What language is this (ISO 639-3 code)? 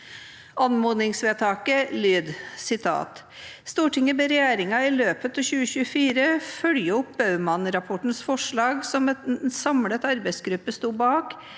nor